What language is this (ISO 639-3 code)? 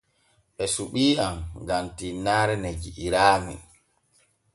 fue